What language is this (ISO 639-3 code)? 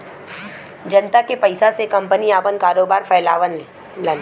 bho